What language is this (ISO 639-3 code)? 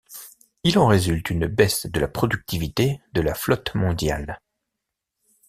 fra